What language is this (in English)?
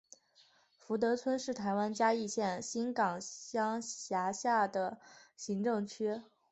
Chinese